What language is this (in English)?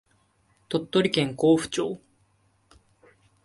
Japanese